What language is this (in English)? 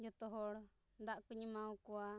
Santali